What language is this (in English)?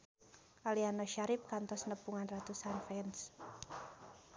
Sundanese